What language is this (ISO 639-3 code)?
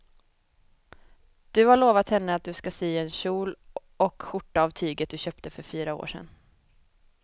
swe